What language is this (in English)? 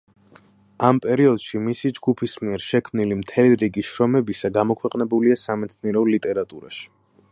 Georgian